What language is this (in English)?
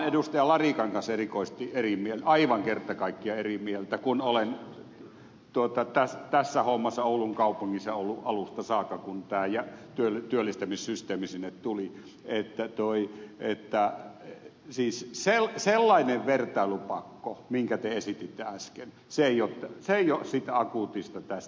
Finnish